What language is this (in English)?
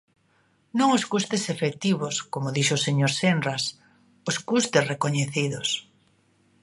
Galician